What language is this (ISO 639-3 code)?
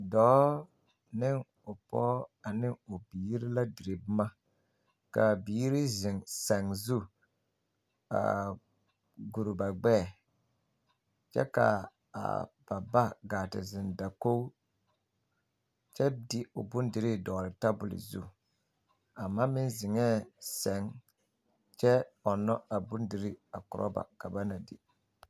dga